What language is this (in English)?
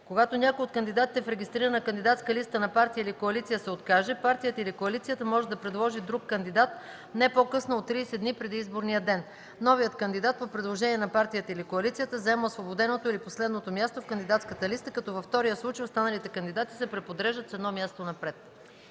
Bulgarian